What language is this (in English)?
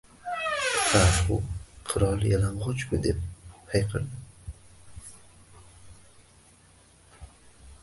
Uzbek